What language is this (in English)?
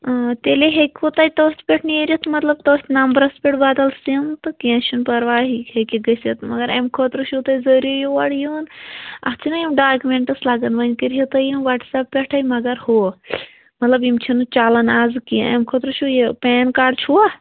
Kashmiri